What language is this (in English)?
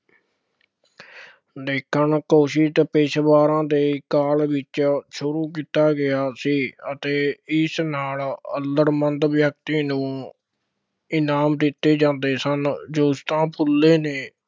Punjabi